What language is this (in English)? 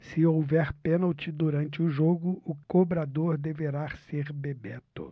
Portuguese